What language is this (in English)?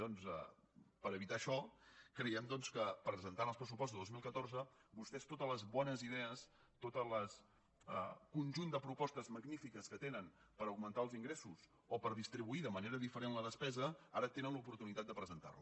Catalan